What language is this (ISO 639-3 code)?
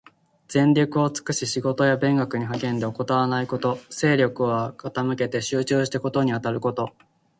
jpn